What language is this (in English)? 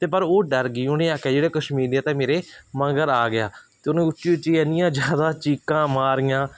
Punjabi